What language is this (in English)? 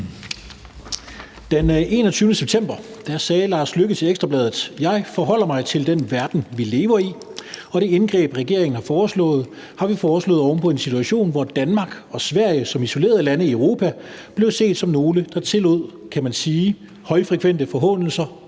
Danish